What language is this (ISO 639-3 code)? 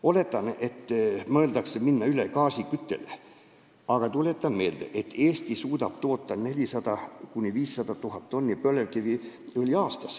est